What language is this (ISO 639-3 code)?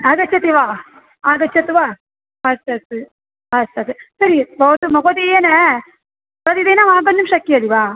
san